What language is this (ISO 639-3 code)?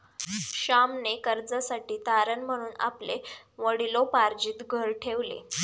mar